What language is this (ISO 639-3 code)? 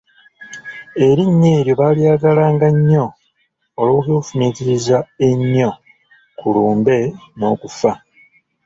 lug